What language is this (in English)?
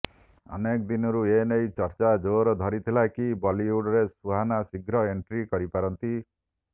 Odia